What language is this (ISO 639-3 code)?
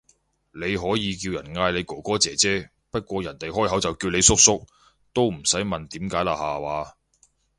yue